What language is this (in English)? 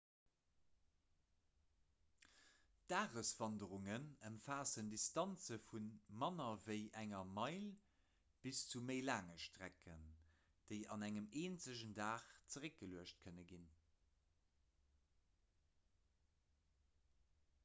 Luxembourgish